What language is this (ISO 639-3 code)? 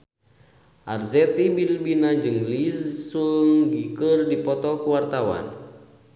sun